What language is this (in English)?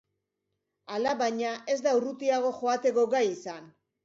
Basque